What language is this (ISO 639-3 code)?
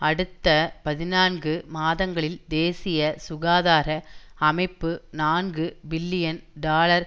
tam